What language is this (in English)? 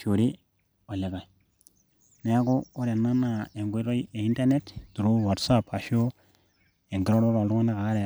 Masai